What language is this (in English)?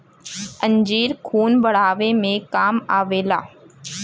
Bhojpuri